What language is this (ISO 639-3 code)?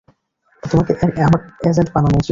ben